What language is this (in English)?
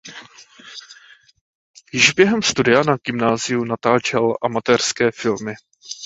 Czech